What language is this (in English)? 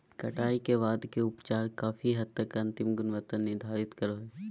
Magahi